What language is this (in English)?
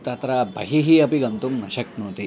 Sanskrit